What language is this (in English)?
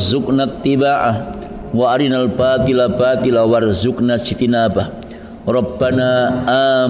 Indonesian